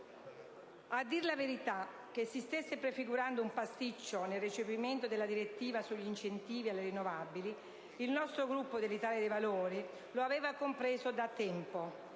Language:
Italian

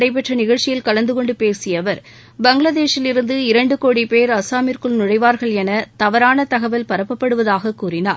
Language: Tamil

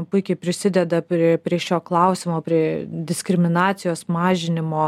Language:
Lithuanian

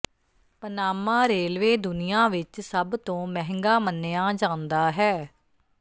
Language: Punjabi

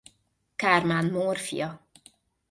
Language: Hungarian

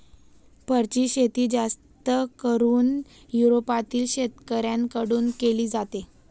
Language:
Marathi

